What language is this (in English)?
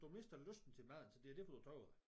Danish